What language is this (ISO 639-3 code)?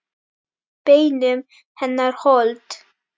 isl